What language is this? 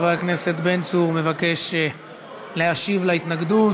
Hebrew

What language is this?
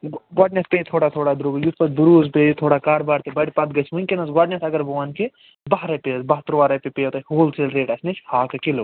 Kashmiri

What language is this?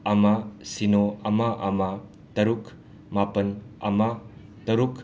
Manipuri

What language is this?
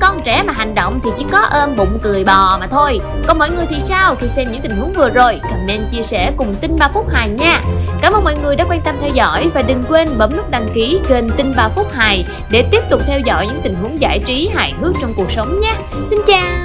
Vietnamese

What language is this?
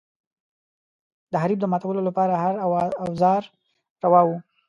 Pashto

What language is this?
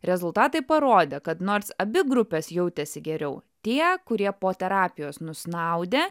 Lithuanian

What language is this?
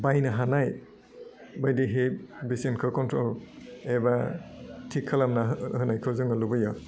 Bodo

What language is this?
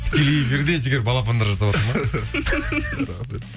Kazakh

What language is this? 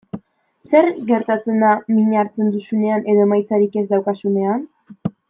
Basque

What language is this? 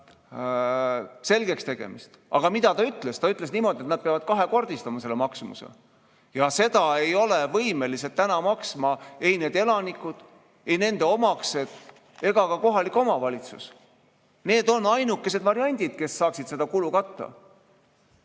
Estonian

